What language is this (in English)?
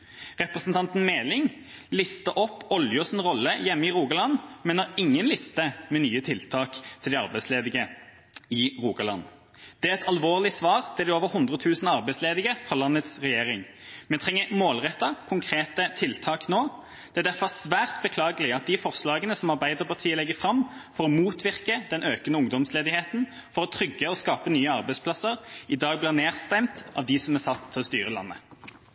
Norwegian Bokmål